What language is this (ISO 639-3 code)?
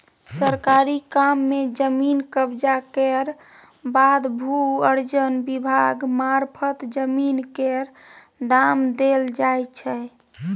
mai